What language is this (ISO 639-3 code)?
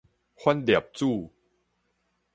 nan